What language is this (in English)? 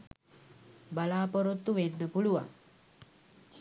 Sinhala